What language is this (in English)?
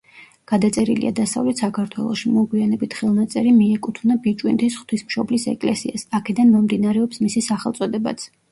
Georgian